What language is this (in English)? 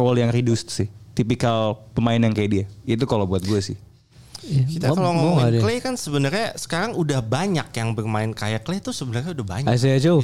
Indonesian